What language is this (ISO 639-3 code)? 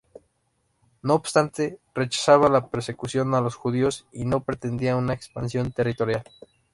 spa